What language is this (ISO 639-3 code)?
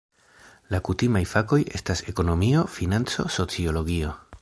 epo